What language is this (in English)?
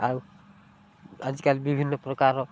Odia